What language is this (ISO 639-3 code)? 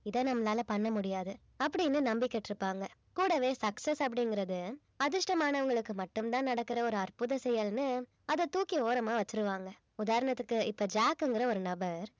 tam